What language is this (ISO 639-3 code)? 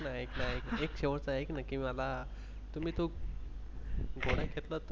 mar